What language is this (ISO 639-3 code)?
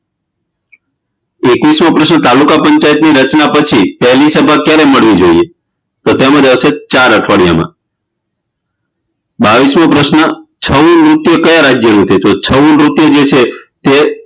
guj